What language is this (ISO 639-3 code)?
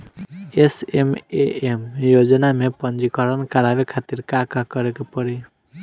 bho